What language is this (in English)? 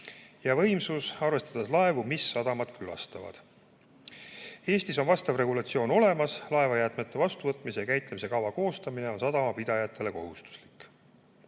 Estonian